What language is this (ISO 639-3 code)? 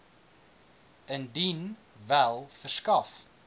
afr